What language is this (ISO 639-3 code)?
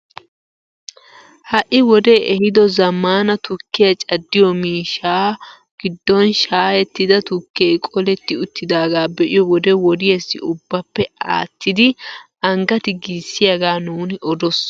wal